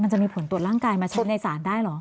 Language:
Thai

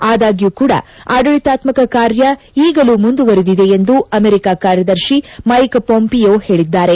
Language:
Kannada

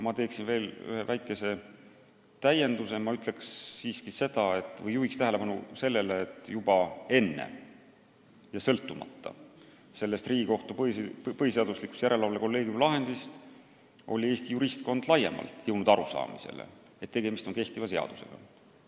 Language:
Estonian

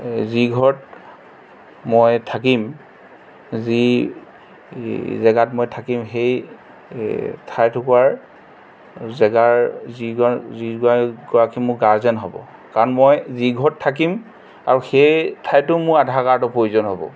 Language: Assamese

